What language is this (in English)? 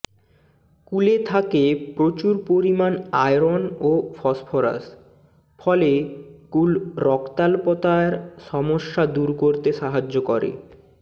Bangla